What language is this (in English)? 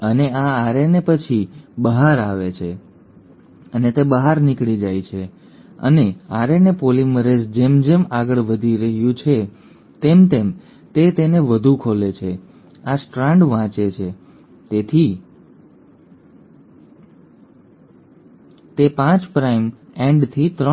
Gujarati